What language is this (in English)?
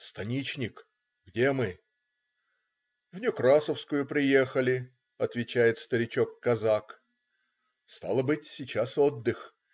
Russian